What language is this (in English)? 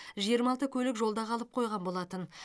Kazakh